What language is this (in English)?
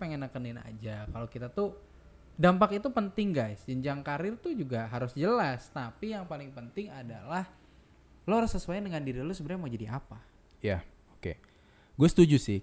Indonesian